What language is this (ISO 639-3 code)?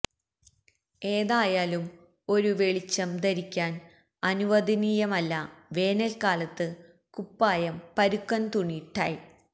mal